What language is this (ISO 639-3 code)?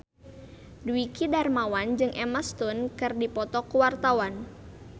sun